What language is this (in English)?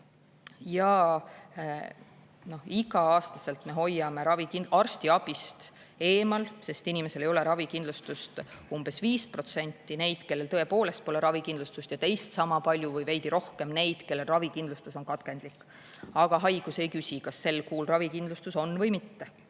Estonian